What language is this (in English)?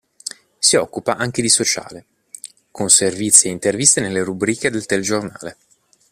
Italian